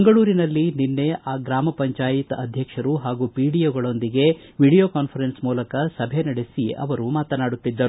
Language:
Kannada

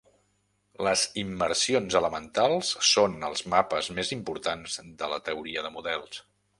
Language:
Catalan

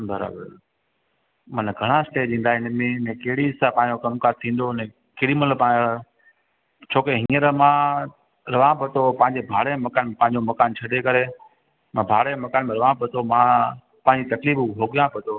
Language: Sindhi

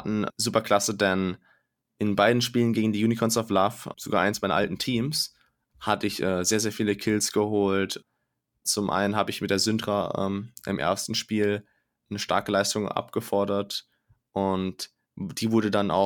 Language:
German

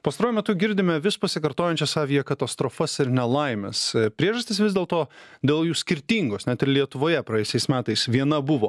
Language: Lithuanian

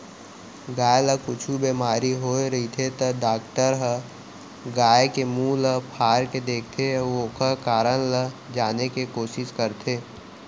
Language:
Chhattisgarhi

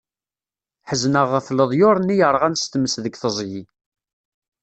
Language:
Kabyle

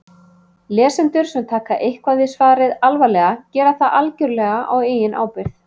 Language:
Icelandic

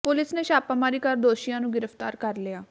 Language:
Punjabi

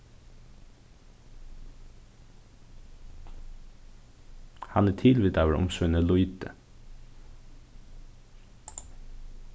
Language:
Faroese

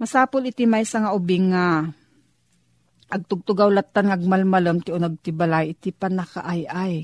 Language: Filipino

